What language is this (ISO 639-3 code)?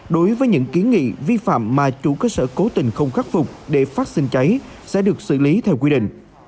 vie